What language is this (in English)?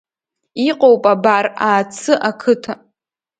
Abkhazian